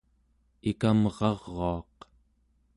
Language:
Central Yupik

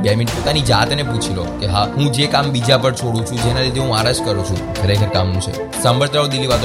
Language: Gujarati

